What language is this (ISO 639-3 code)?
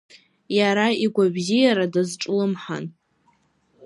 abk